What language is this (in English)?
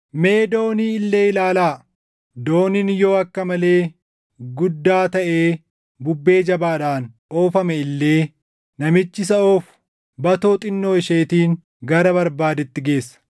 Oromo